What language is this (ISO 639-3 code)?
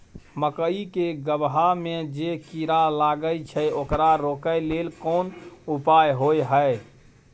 mai